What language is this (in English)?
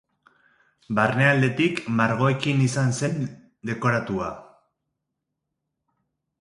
Basque